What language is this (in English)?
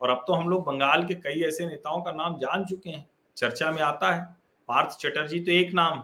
Hindi